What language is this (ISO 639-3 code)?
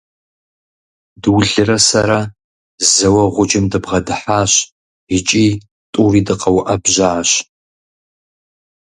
kbd